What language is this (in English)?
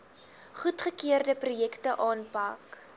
Afrikaans